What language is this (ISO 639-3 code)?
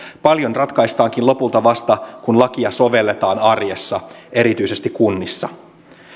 fin